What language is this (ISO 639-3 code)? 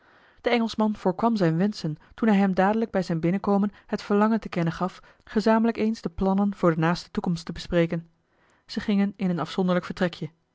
nld